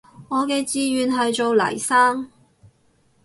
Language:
Cantonese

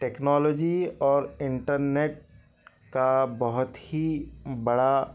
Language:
Urdu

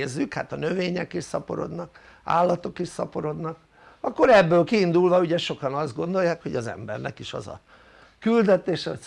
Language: Hungarian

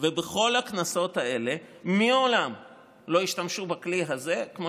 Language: Hebrew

